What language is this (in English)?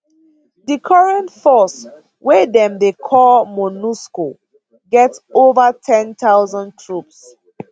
Nigerian Pidgin